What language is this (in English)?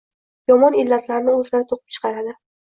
Uzbek